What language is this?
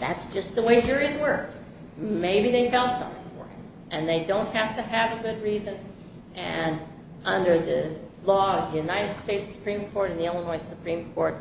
English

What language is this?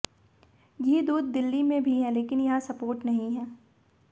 Hindi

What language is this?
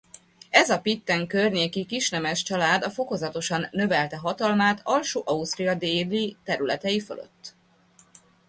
Hungarian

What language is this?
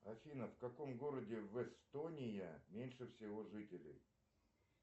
Russian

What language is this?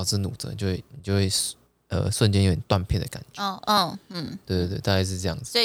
Chinese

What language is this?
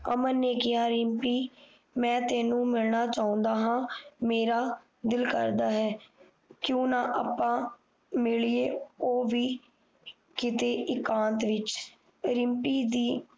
Punjabi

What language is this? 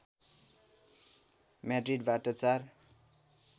Nepali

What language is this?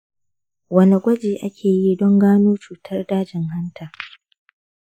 Hausa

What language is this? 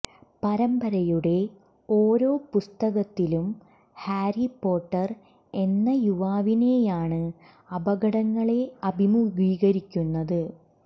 Malayalam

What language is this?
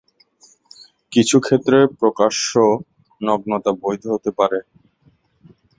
Bangla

